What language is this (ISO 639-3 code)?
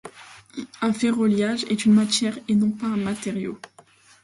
fra